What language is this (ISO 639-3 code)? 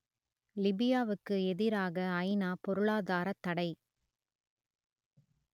tam